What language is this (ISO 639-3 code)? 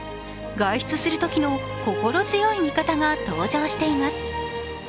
jpn